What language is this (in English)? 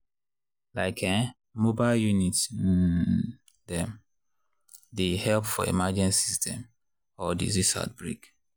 Nigerian Pidgin